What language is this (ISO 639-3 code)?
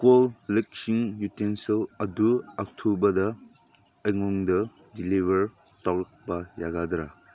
mni